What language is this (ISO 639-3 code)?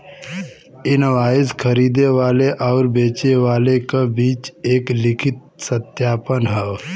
bho